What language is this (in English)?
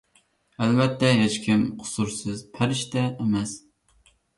Uyghur